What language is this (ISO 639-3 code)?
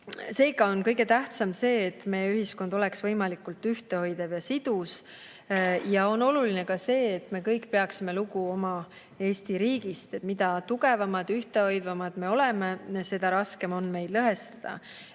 est